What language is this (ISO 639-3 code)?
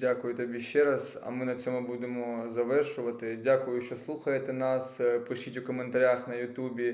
ukr